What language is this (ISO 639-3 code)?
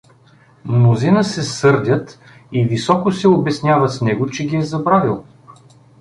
bul